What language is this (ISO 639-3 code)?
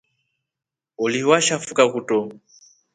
rof